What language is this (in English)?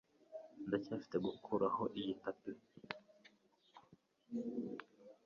Kinyarwanda